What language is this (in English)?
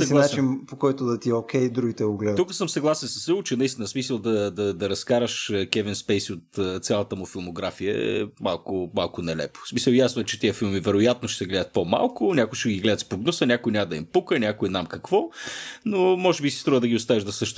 Bulgarian